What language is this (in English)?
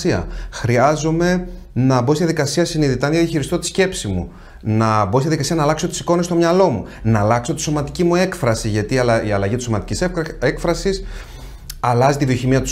Greek